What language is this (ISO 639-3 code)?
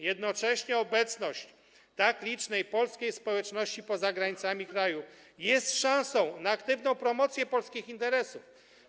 pol